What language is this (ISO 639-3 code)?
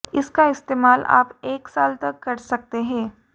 hin